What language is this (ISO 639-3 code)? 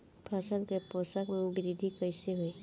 bho